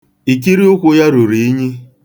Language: Igbo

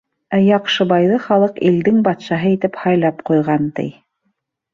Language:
Bashkir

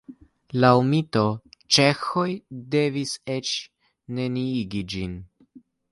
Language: Esperanto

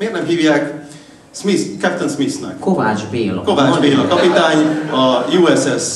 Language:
Hungarian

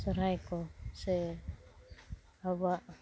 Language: Santali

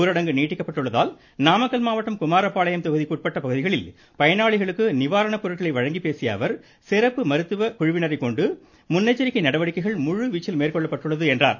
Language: Tamil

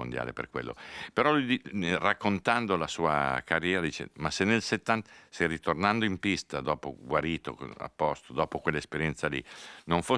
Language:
Italian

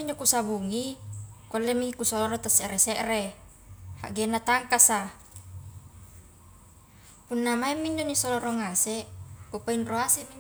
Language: Highland Konjo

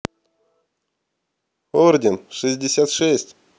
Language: Russian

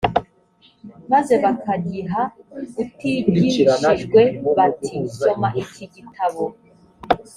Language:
Kinyarwanda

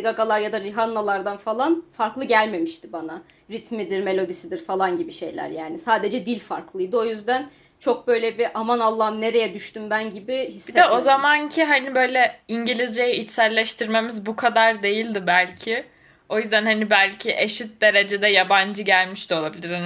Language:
Turkish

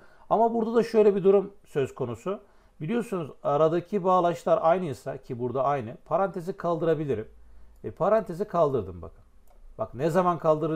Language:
Turkish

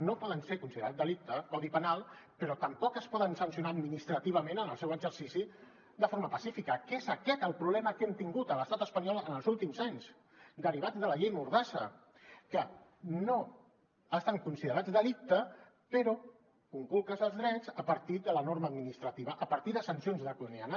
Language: Catalan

